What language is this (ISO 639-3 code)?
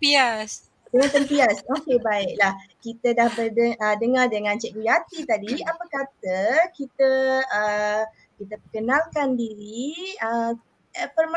msa